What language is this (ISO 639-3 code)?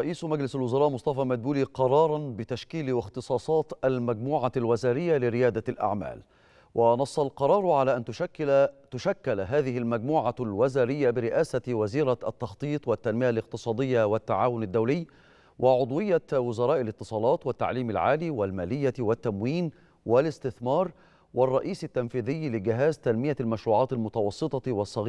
ara